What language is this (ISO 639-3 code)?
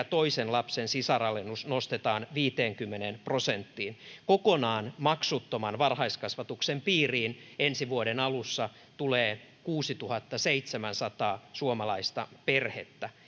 fin